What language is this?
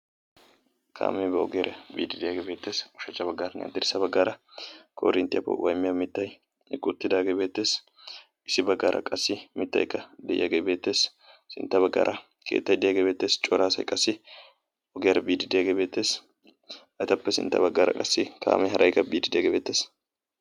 Wolaytta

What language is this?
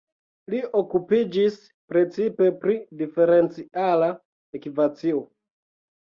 Esperanto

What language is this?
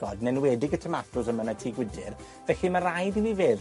Welsh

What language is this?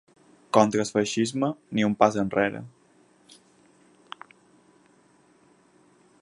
Catalan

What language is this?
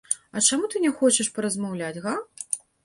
Belarusian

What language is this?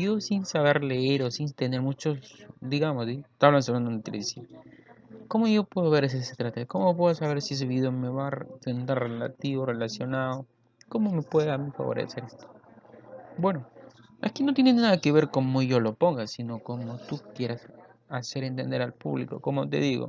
Spanish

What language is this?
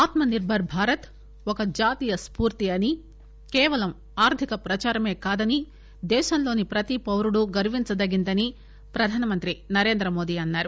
Telugu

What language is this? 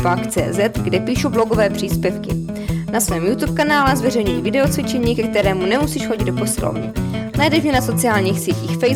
Czech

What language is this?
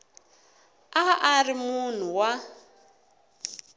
Tsonga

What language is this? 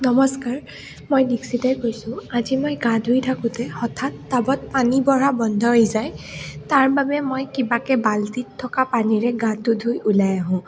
Assamese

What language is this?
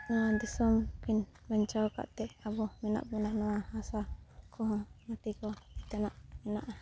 Santali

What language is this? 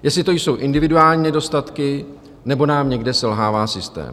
Czech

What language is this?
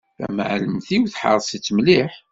Kabyle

